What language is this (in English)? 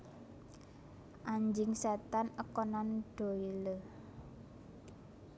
Javanese